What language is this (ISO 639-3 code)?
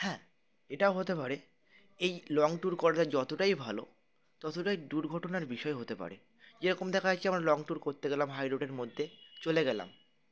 ben